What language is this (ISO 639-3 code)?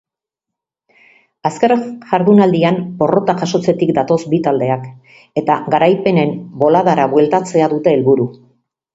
eus